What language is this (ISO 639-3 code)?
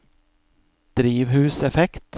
nor